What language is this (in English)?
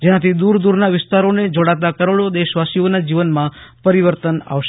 Gujarati